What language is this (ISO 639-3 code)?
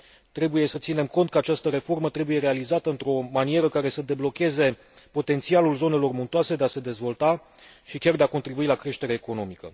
ron